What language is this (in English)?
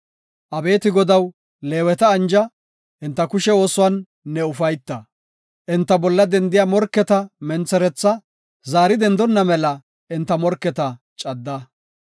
Gofa